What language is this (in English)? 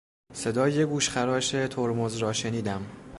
Persian